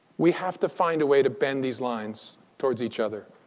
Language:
English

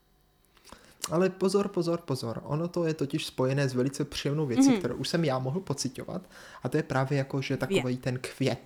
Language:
Czech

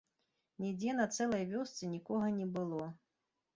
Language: Belarusian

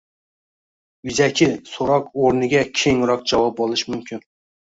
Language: Uzbek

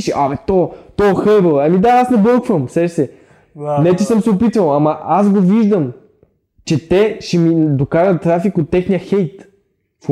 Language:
Bulgarian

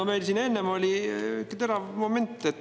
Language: Estonian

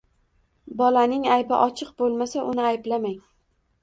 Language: Uzbek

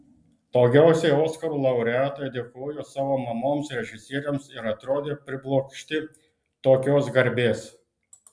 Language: Lithuanian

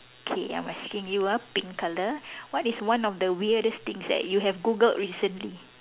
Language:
English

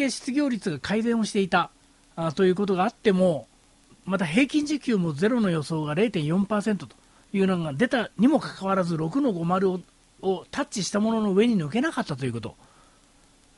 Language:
Japanese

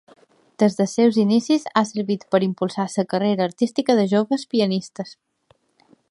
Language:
Catalan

